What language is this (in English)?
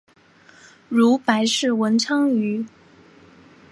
Chinese